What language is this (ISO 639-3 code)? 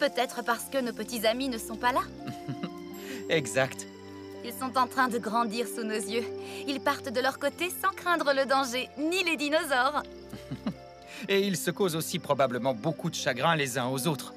fra